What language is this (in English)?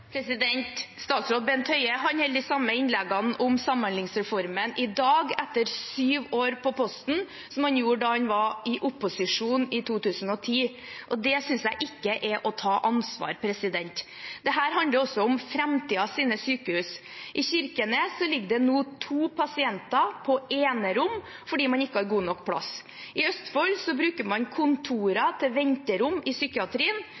Norwegian Bokmål